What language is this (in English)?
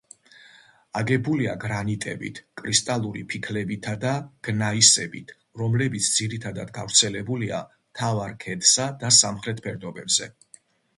Georgian